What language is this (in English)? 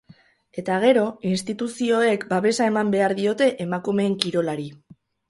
Basque